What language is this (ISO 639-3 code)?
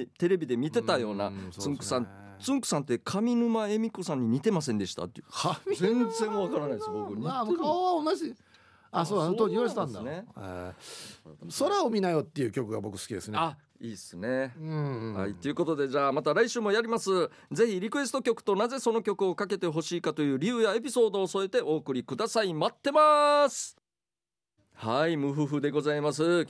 jpn